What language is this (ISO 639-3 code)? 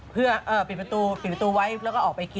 tha